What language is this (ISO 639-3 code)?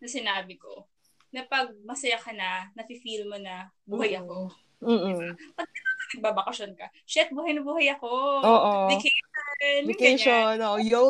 fil